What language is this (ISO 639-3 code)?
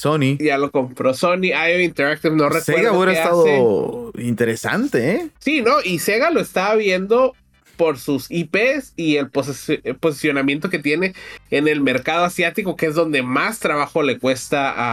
spa